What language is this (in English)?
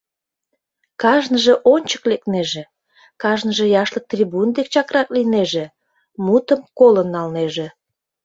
Mari